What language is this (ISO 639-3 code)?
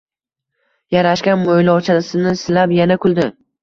uzb